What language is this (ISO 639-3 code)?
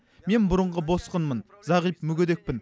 kaz